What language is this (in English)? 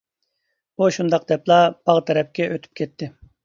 Uyghur